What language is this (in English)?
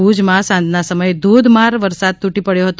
Gujarati